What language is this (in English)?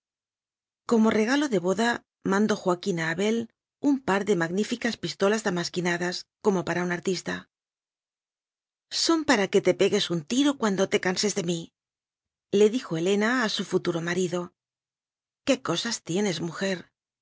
Spanish